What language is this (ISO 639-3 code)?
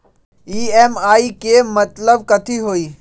mag